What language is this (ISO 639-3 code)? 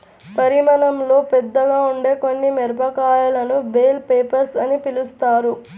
tel